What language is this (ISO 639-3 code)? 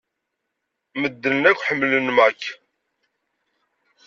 kab